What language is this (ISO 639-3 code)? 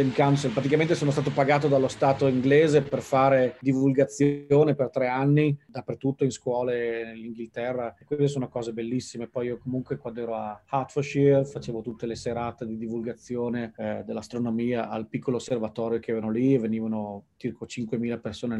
ita